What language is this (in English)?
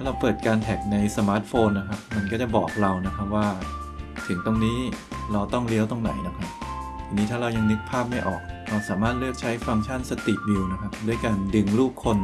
Thai